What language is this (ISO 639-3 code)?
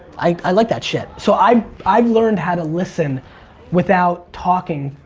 eng